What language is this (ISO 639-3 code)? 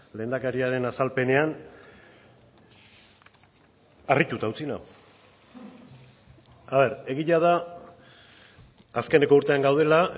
eus